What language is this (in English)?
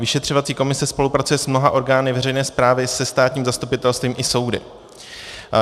Czech